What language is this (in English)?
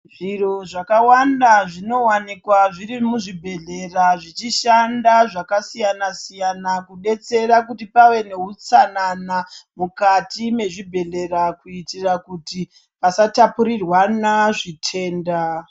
Ndau